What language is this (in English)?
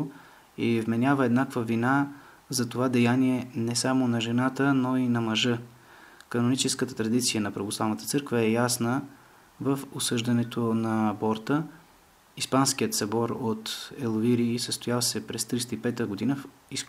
Bulgarian